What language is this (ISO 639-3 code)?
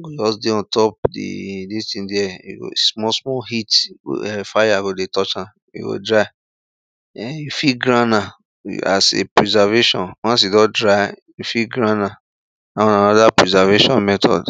pcm